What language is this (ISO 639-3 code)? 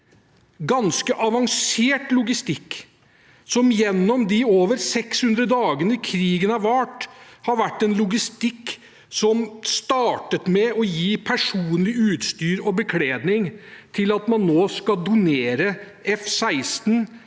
nor